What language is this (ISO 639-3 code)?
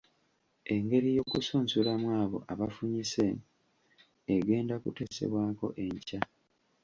lug